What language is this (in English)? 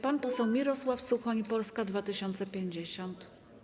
Polish